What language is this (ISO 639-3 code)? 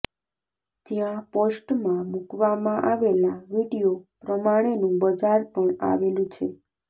guj